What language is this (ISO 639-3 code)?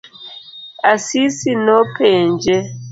luo